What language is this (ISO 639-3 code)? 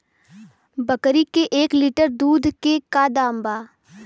bho